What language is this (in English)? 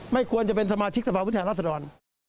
Thai